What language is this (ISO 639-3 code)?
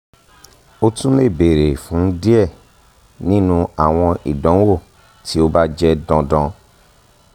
yor